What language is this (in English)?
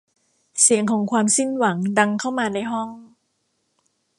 Thai